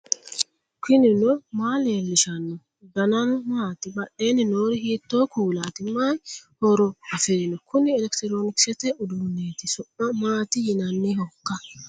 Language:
Sidamo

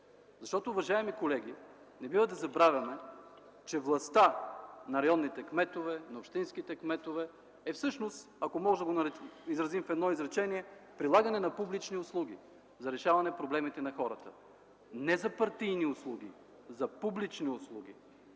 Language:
Bulgarian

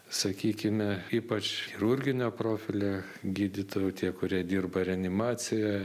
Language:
Lithuanian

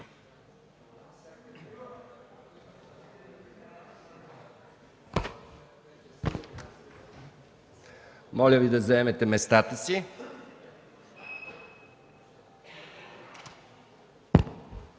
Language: Bulgarian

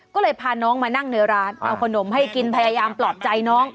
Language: Thai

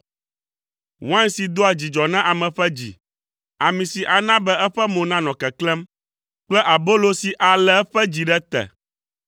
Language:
Ewe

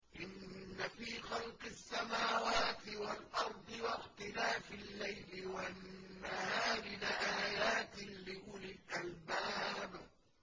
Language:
Arabic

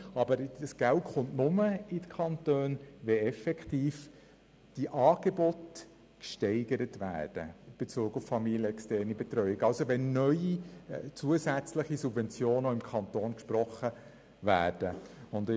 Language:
Swiss German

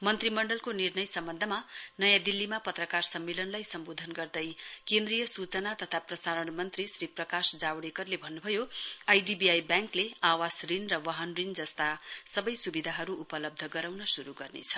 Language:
Nepali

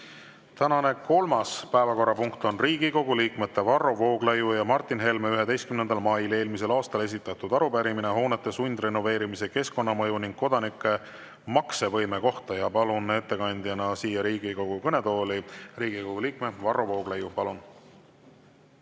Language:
Estonian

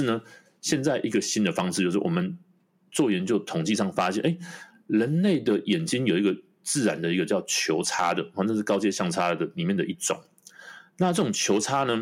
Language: Chinese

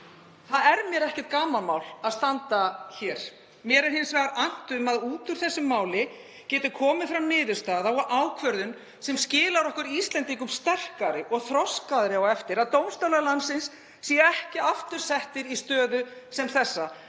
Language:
Icelandic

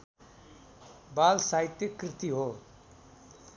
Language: Nepali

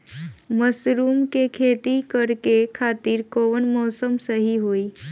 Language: Bhojpuri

